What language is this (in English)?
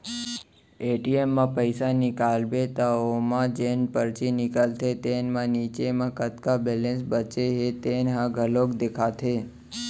Chhattisgarhi